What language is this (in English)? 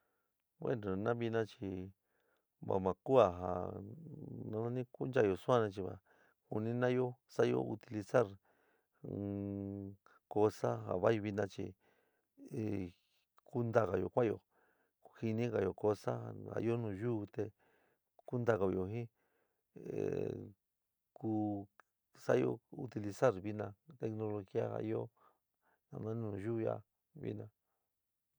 San Miguel El Grande Mixtec